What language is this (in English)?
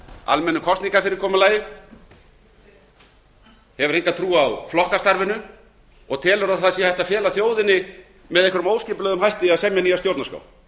Icelandic